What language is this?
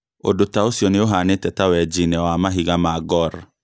Kikuyu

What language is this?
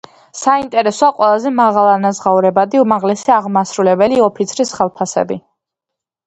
Georgian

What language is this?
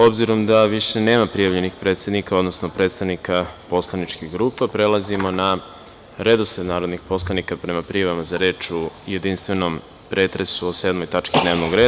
Serbian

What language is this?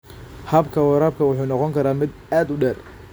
Somali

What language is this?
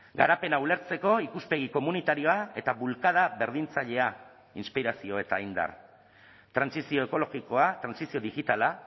Basque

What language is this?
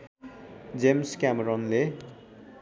Nepali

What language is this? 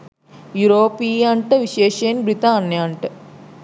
Sinhala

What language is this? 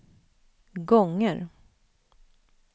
Swedish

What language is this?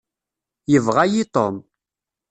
Kabyle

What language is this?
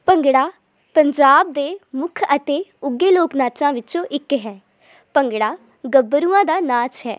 Punjabi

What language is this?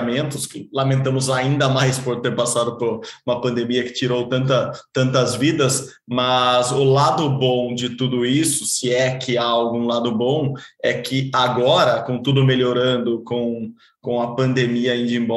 Portuguese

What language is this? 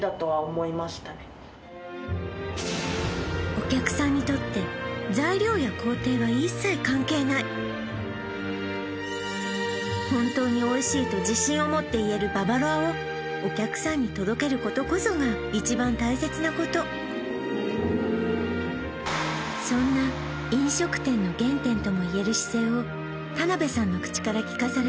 Japanese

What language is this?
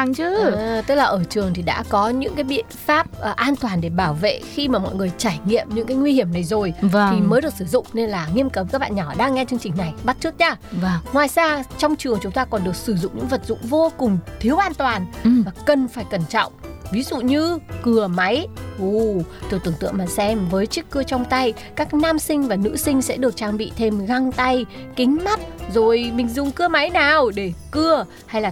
Vietnamese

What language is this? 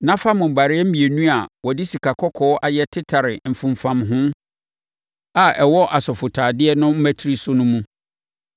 Akan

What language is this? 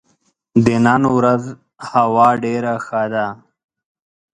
Pashto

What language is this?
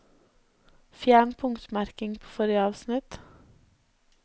Norwegian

